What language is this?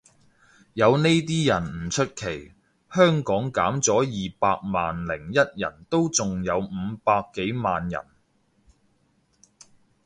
Cantonese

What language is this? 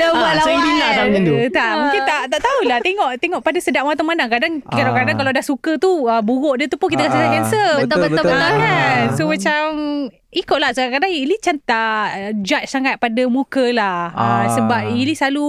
Malay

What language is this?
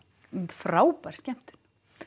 Icelandic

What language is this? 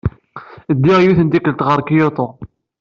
Kabyle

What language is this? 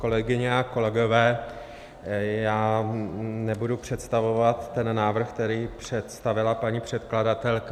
Czech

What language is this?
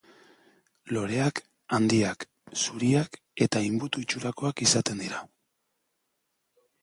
Basque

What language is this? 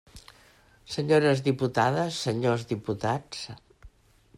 Catalan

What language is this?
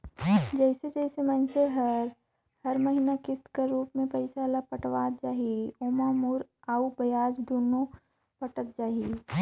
Chhattisgarhi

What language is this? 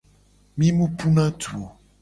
Gen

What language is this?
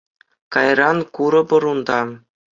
Chuvash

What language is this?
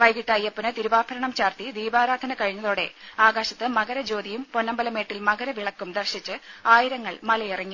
Malayalam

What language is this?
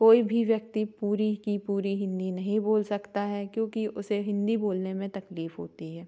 Hindi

